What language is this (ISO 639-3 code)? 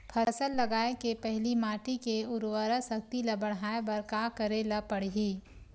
hne